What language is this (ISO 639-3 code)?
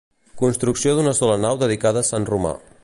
cat